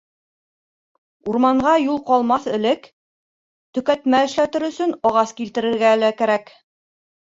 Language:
Bashkir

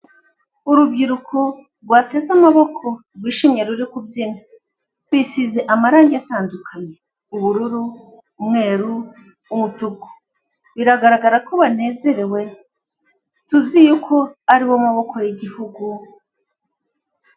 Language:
Kinyarwanda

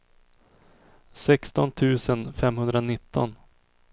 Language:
Swedish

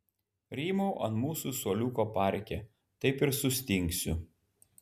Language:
Lithuanian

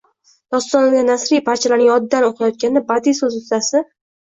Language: Uzbek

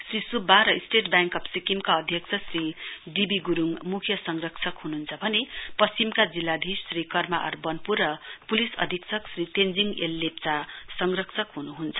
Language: Nepali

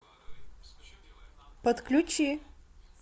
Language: Russian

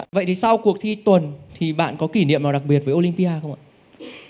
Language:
Vietnamese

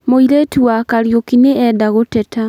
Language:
Kikuyu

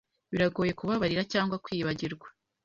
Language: Kinyarwanda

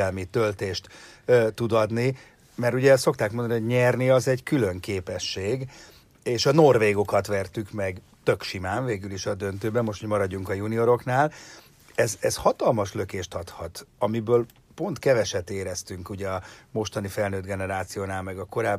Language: Hungarian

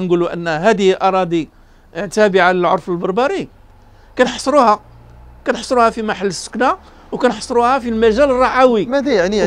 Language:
Arabic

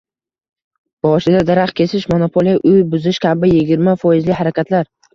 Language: Uzbek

